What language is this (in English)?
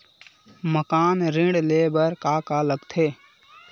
Chhattisgarhi